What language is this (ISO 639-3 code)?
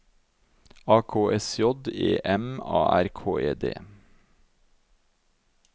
nor